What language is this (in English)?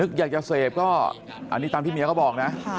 Thai